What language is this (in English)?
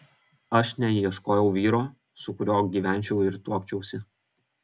Lithuanian